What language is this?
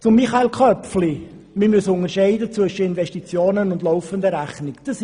Swiss German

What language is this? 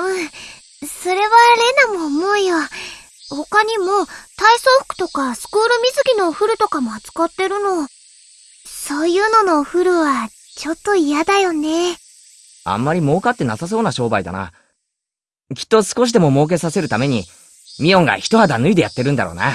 Japanese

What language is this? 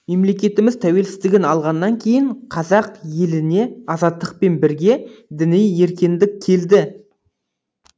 Kazakh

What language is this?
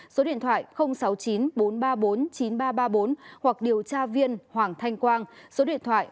Vietnamese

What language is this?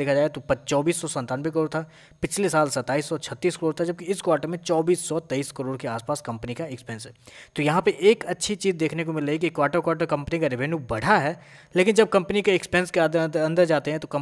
Hindi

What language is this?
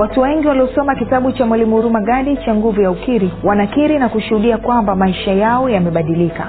Swahili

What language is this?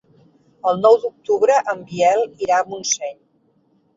Catalan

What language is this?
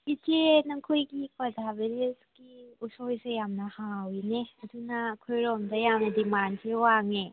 Manipuri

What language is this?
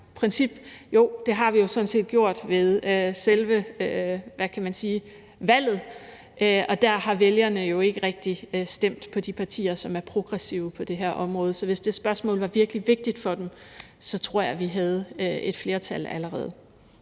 Danish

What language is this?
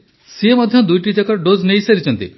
Odia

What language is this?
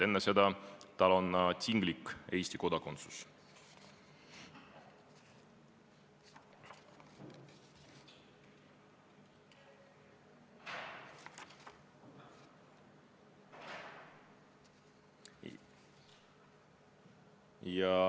Estonian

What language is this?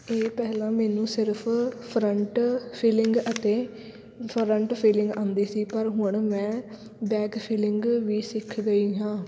Punjabi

